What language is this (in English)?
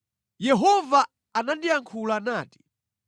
Nyanja